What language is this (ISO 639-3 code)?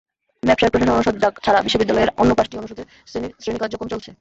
ben